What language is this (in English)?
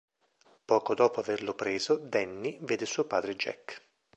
Italian